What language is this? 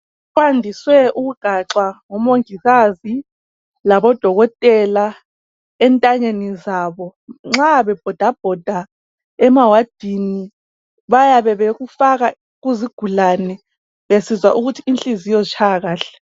North Ndebele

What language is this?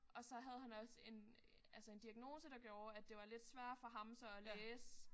Danish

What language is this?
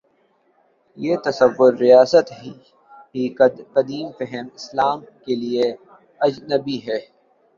Urdu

